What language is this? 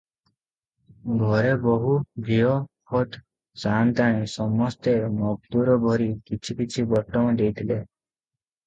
Odia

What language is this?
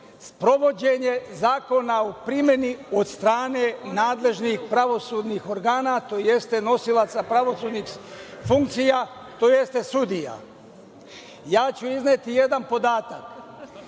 Serbian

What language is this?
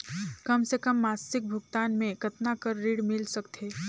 Chhattisgarhi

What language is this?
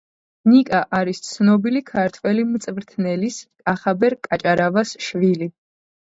Georgian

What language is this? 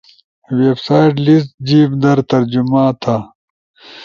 Ushojo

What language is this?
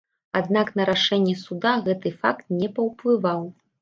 Belarusian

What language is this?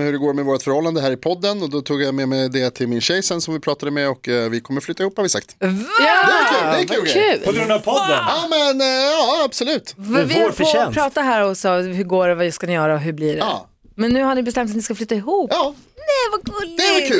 Swedish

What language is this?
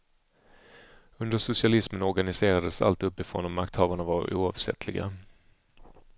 Swedish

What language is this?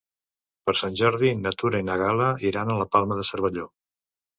Catalan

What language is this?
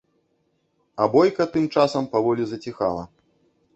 Belarusian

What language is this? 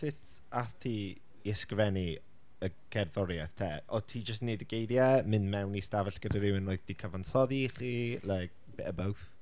Welsh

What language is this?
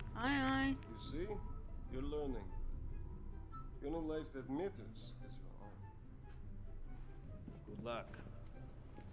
Arabic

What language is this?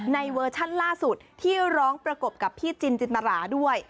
Thai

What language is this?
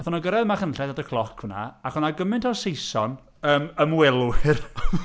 Welsh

